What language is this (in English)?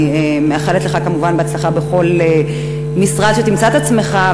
Hebrew